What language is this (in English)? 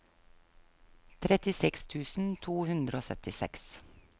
Norwegian